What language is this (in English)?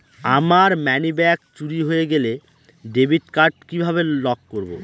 Bangla